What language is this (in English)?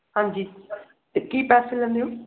Punjabi